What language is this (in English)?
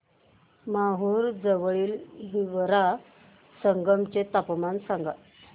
Marathi